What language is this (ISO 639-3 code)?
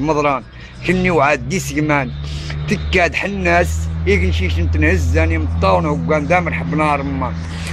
ara